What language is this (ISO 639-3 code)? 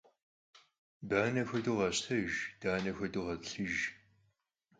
kbd